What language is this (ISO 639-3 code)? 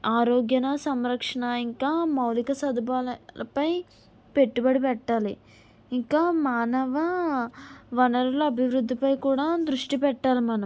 tel